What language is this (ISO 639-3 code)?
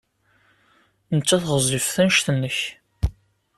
kab